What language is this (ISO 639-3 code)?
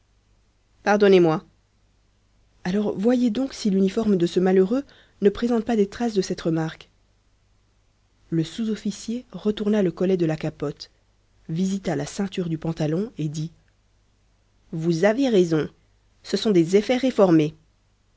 fra